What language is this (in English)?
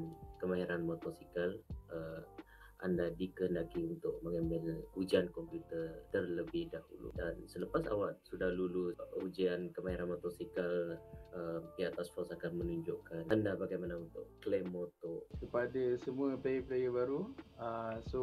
Malay